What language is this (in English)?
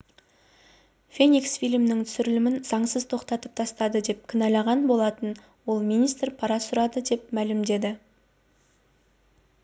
Kazakh